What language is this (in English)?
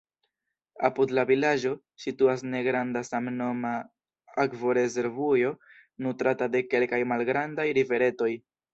Esperanto